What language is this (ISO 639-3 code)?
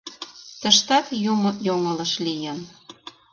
chm